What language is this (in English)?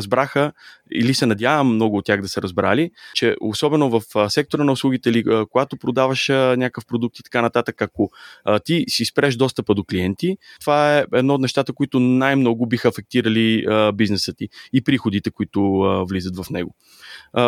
Bulgarian